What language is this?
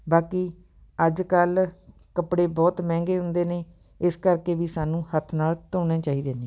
Punjabi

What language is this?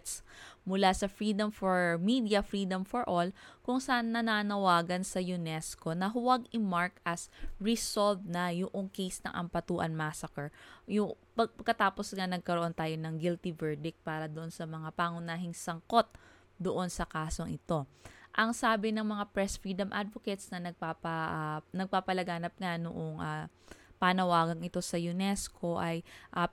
Filipino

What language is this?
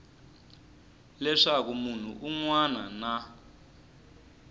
Tsonga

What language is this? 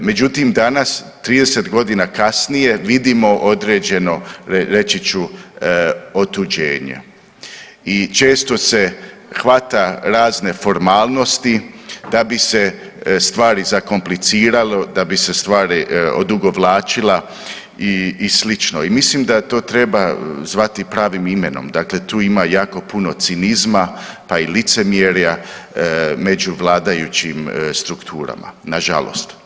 Croatian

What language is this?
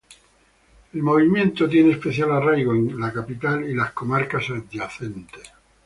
Spanish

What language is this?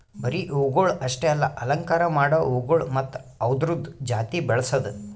Kannada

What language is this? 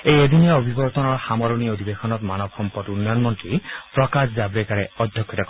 Assamese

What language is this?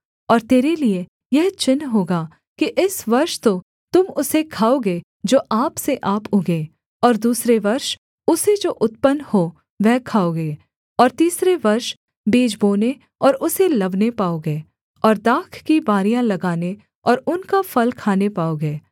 Hindi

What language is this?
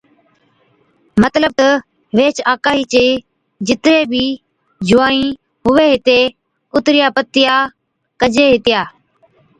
Od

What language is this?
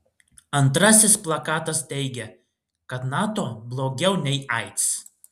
Lithuanian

